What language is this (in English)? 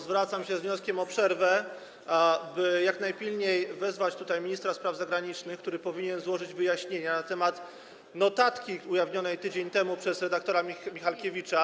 Polish